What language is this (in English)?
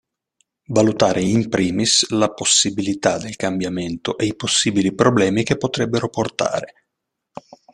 Italian